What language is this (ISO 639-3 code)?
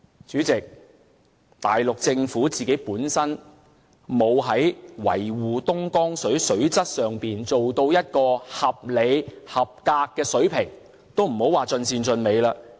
yue